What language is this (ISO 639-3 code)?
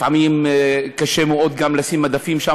heb